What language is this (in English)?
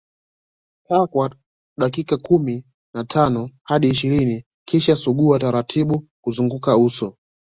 Swahili